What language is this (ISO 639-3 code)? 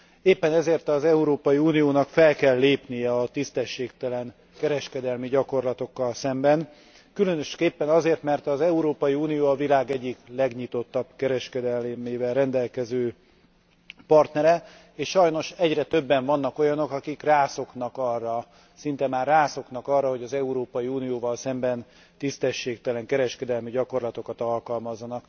hun